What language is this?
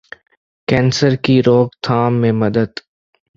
Urdu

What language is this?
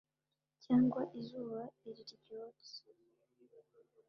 Kinyarwanda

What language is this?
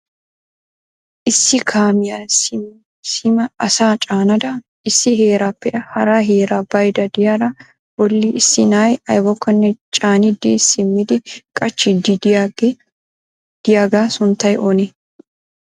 Wolaytta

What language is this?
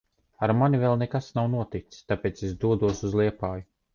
Latvian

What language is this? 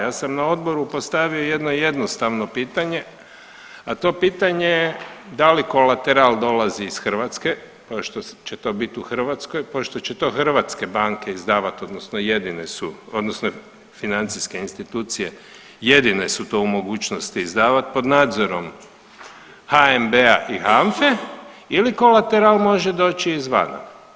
Croatian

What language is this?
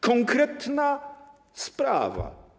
Polish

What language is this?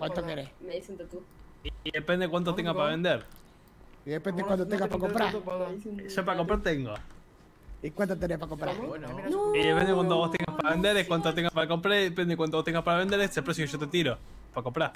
Spanish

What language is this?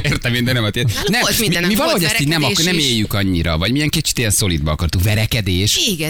Hungarian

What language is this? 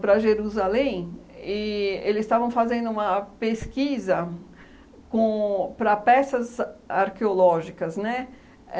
Portuguese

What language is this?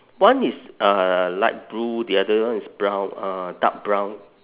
English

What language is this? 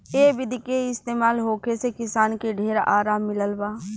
Bhojpuri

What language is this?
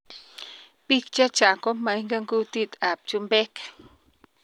Kalenjin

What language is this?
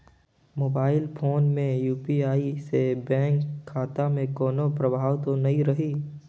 Chhattisgarhi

